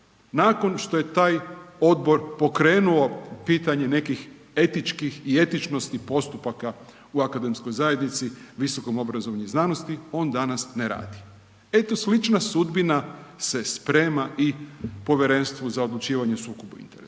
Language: Croatian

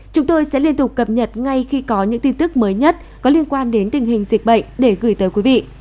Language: Vietnamese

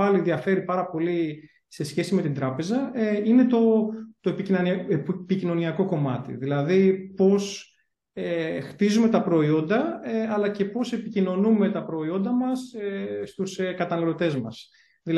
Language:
Greek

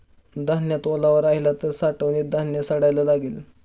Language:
Marathi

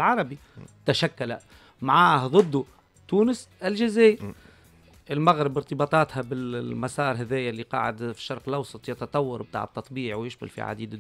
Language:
Arabic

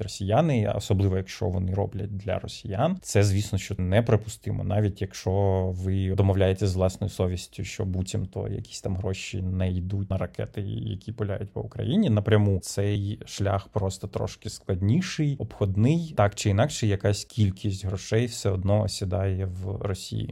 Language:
Ukrainian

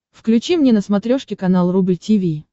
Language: Russian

